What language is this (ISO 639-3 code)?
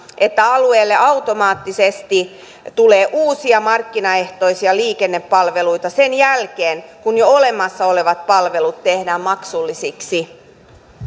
fin